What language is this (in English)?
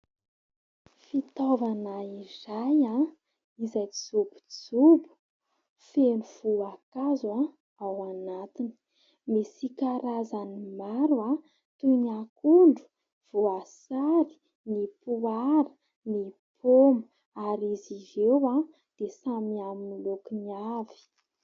Malagasy